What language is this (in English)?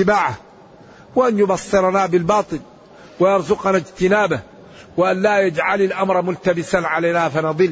Arabic